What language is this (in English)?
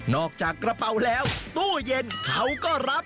Thai